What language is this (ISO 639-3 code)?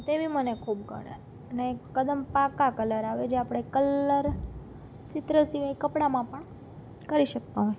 guj